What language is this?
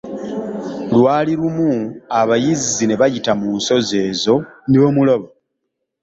Ganda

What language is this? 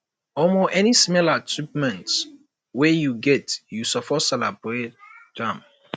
Nigerian Pidgin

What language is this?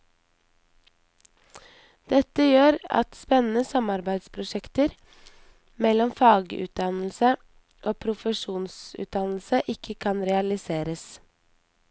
Norwegian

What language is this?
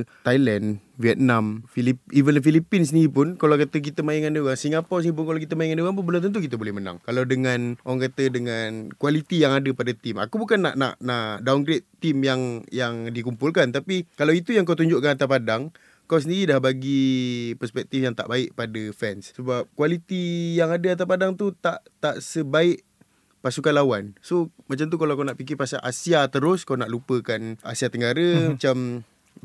Malay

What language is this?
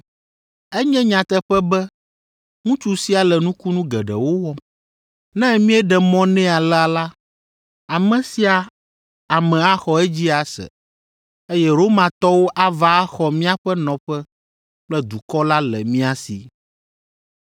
Ewe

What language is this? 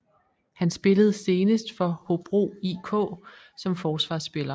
Danish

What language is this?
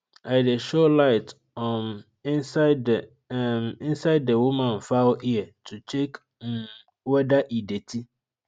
Nigerian Pidgin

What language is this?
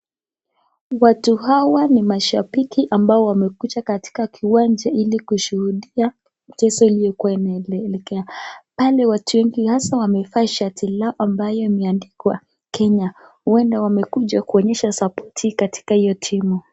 Swahili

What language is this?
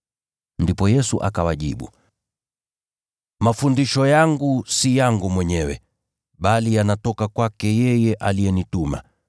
Swahili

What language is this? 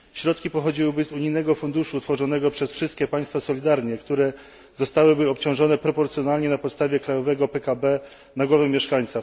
Polish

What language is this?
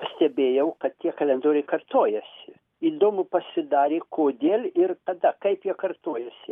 Lithuanian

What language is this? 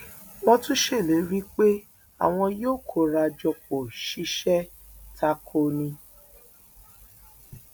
Yoruba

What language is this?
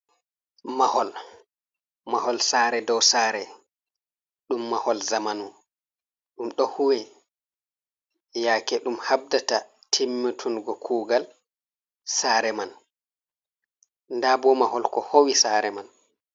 Fula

